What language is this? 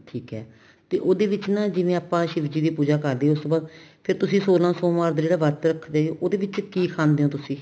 Punjabi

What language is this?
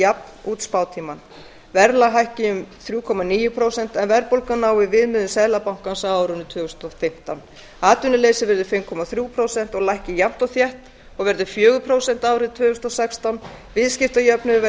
Icelandic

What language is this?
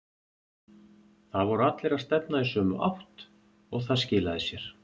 Icelandic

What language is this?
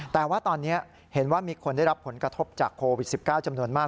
Thai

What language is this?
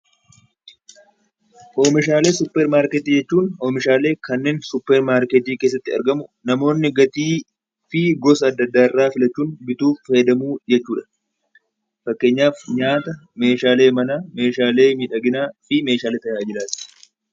Oromo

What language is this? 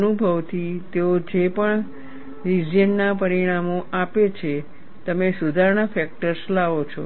Gujarati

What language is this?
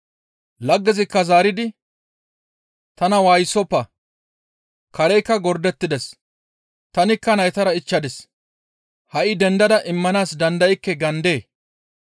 Gamo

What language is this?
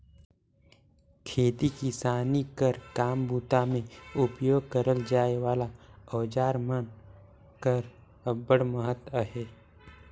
Chhattisgarhi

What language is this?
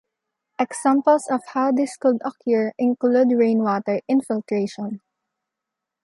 English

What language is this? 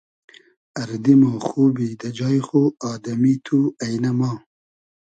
Hazaragi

